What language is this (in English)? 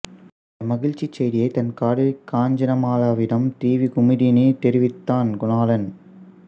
Tamil